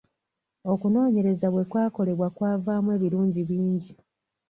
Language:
Ganda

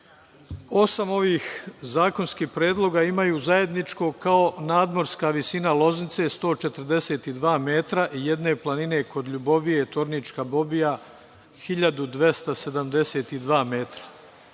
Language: Serbian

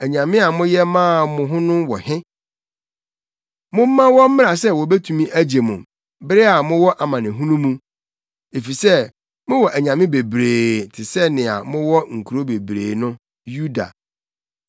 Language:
Akan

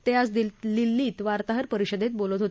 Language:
Marathi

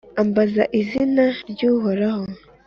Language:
Kinyarwanda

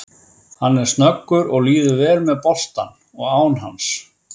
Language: Icelandic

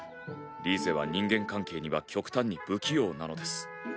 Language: Japanese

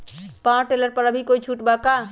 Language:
Magahi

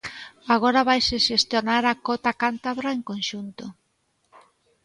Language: Galician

